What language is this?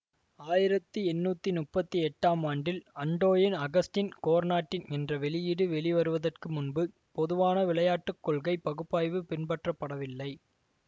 Tamil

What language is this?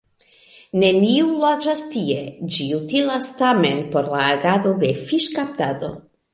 Esperanto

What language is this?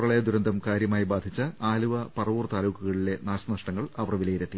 Malayalam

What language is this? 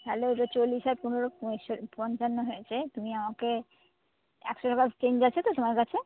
Bangla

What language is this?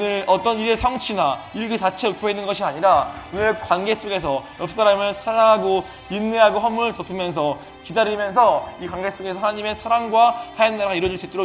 Korean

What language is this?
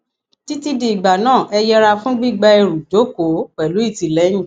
Yoruba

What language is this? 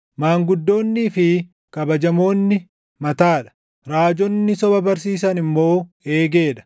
Oromo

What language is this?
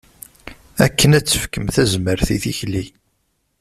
Kabyle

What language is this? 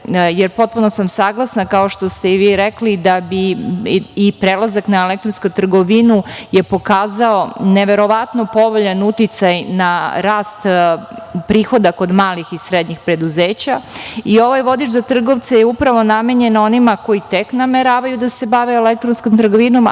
Serbian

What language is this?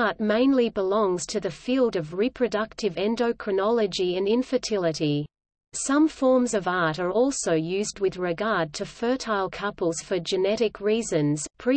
English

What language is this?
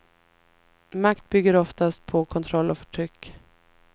Swedish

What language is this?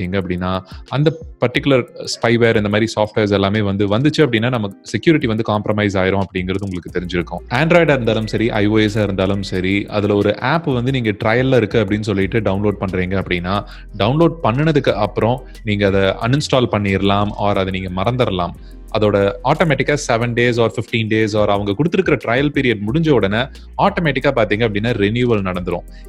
Tamil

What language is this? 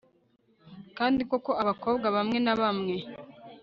Kinyarwanda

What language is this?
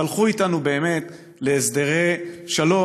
Hebrew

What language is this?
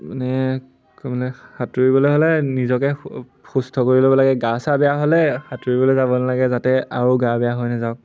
Assamese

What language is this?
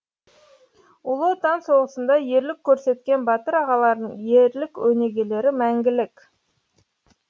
Kazakh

